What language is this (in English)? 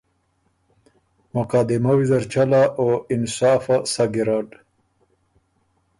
Ormuri